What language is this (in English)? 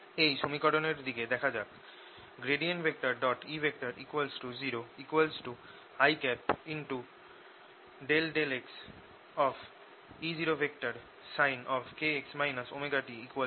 Bangla